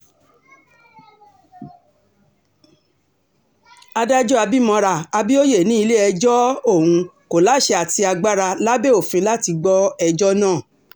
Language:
Yoruba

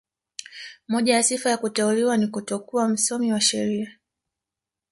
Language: Swahili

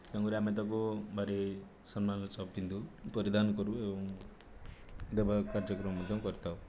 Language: Odia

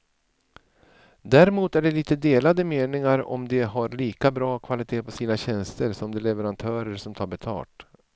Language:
Swedish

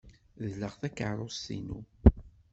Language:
Kabyle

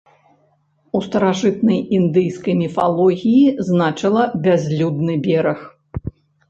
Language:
Belarusian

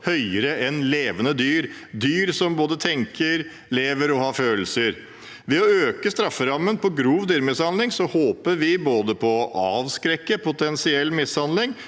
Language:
Norwegian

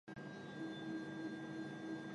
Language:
Chinese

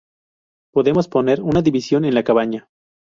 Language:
Spanish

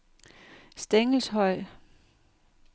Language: Danish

